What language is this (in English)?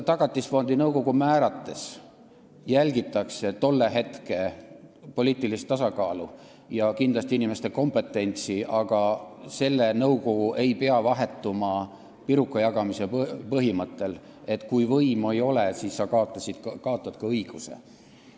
Estonian